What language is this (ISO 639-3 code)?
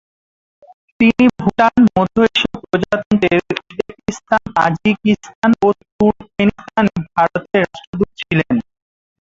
ben